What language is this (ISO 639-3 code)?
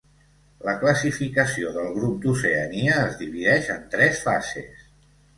cat